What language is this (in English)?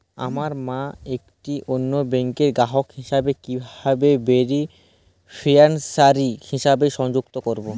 Bangla